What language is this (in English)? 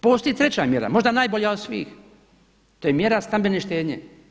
Croatian